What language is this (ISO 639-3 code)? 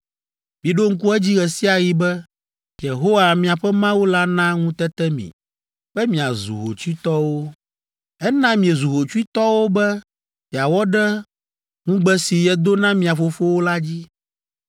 ewe